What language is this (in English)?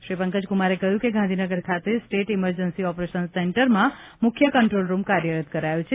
Gujarati